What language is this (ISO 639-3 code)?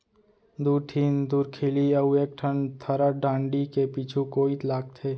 hne